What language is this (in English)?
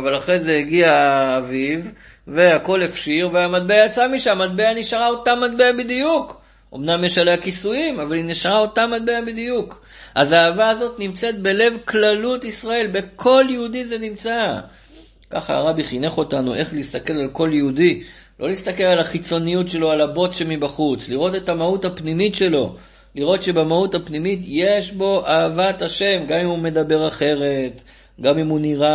Hebrew